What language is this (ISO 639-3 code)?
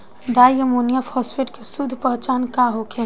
bho